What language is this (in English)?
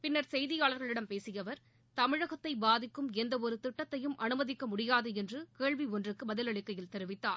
Tamil